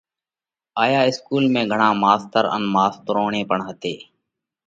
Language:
Parkari Koli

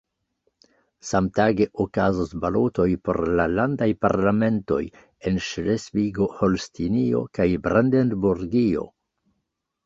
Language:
Esperanto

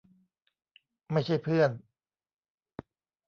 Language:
Thai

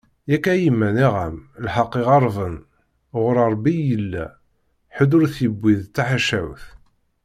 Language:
Kabyle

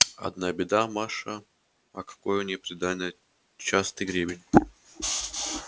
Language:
Russian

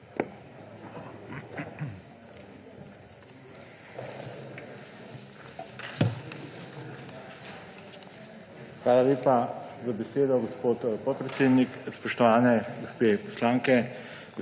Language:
Slovenian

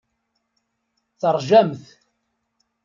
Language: Kabyle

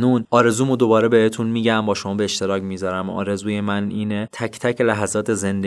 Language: Persian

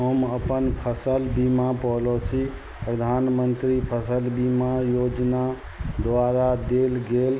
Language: Maithili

